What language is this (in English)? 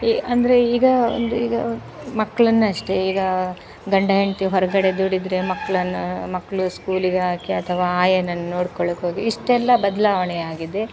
Kannada